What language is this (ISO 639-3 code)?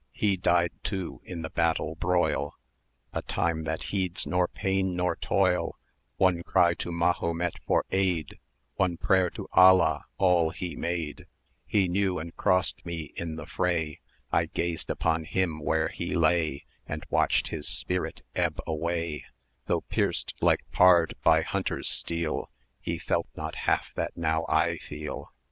eng